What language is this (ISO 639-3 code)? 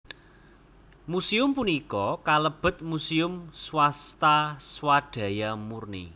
jav